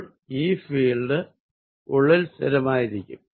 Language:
Malayalam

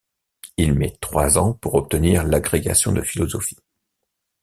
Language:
French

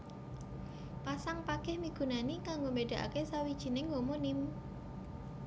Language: Javanese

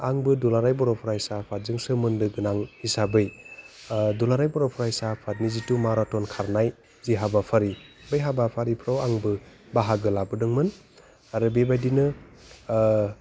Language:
Bodo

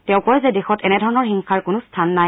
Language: Assamese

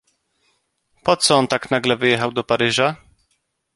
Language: Polish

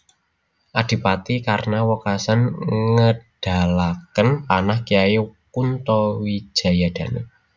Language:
Javanese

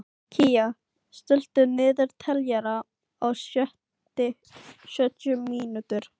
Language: Icelandic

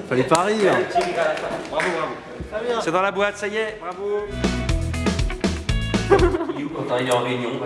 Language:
French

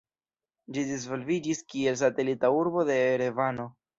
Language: Esperanto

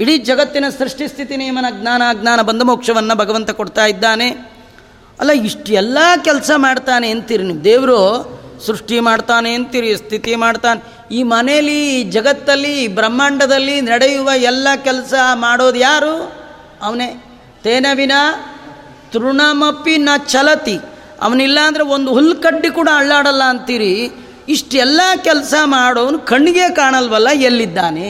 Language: Kannada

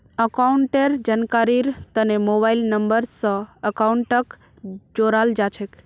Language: Magahi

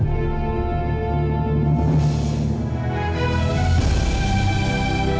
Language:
Indonesian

